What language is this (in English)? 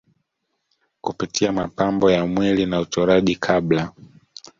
Swahili